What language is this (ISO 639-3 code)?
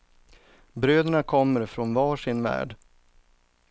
swe